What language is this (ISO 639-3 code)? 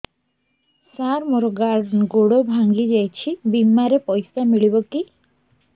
ori